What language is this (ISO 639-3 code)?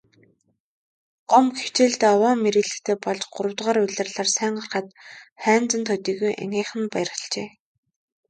mon